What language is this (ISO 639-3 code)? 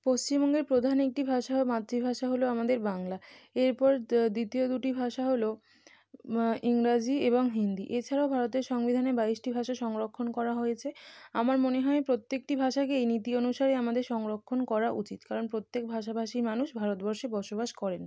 ben